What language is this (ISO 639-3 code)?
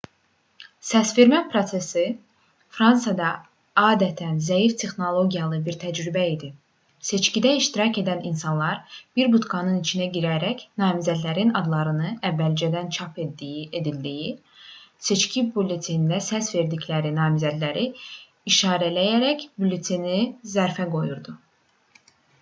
aze